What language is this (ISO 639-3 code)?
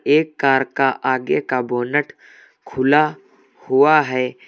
hin